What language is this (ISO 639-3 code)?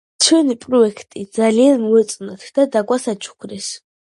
kat